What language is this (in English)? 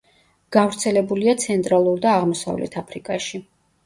Georgian